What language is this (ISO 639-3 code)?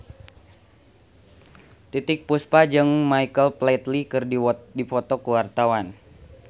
sun